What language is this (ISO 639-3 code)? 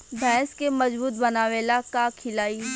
bho